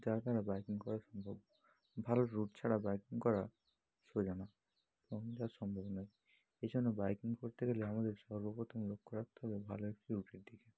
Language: Bangla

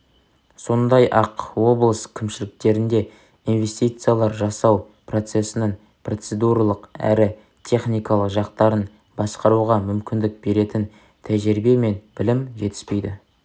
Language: Kazakh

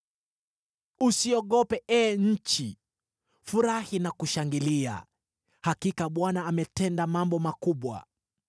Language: Swahili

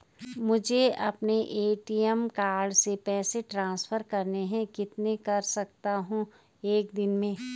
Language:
Hindi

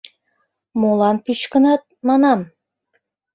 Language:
Mari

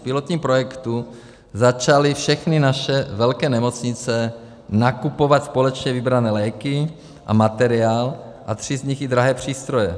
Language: Czech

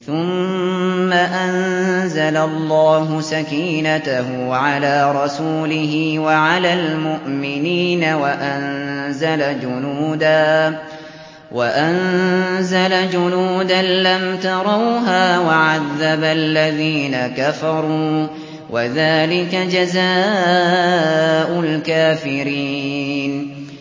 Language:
Arabic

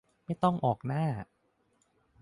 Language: Thai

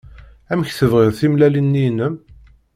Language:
Kabyle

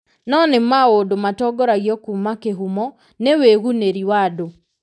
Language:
Kikuyu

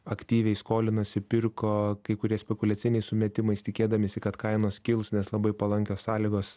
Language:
Lithuanian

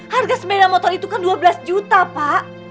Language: Indonesian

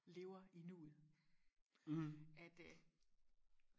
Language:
Danish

